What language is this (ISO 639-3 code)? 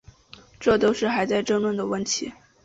zho